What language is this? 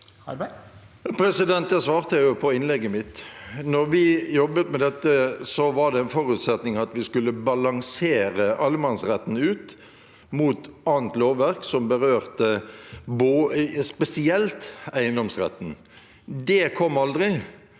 Norwegian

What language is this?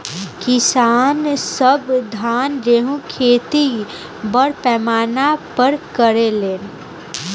Bhojpuri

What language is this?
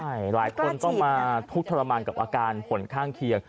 Thai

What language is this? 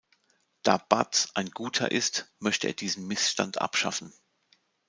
German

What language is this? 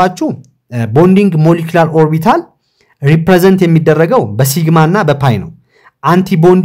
Arabic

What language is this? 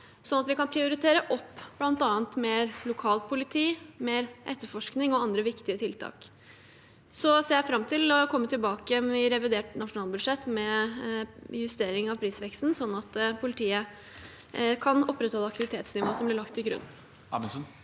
Norwegian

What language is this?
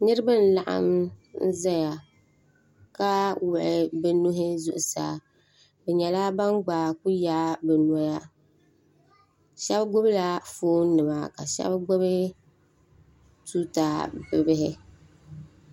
Dagbani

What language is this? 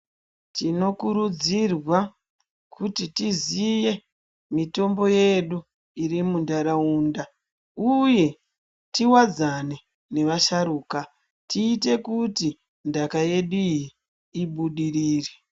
Ndau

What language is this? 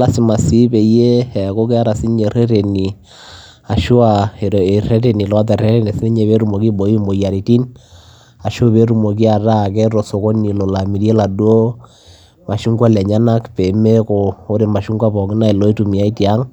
Masai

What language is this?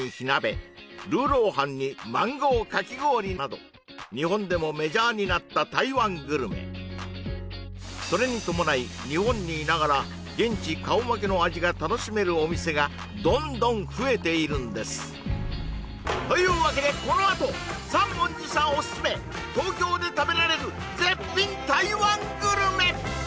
Japanese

